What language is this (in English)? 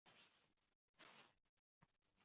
Uzbek